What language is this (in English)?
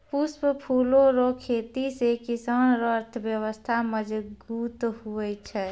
Maithili